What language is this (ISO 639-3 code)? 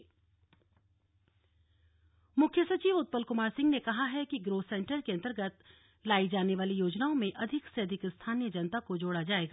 hin